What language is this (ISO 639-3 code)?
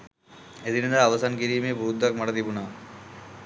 sin